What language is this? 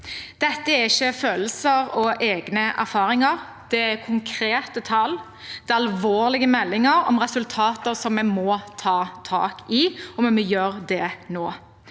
Norwegian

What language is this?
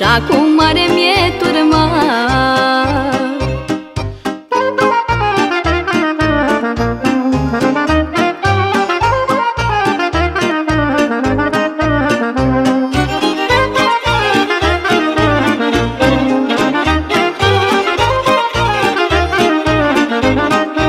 Romanian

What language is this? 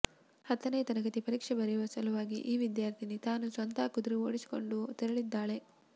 Kannada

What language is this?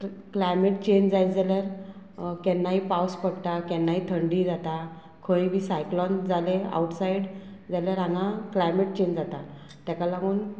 Konkani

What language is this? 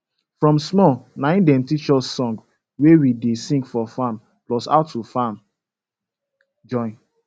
Nigerian Pidgin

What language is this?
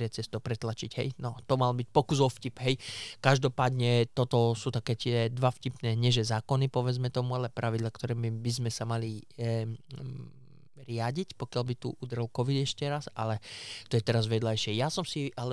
Slovak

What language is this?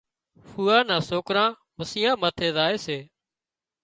Wadiyara Koli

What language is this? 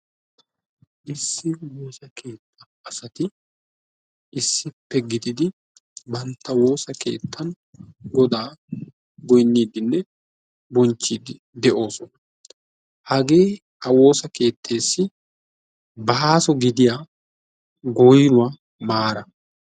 Wolaytta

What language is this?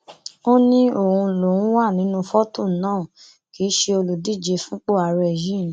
Yoruba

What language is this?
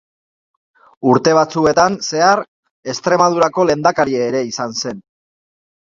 Basque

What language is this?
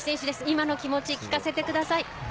Japanese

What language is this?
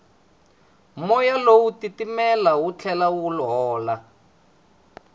Tsonga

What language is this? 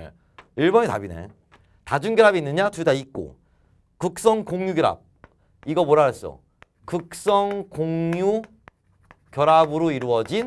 Korean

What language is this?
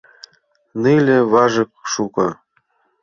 Mari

